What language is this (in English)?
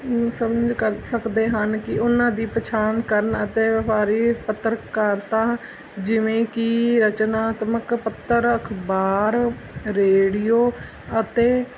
Punjabi